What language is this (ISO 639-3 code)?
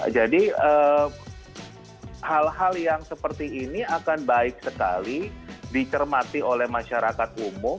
ind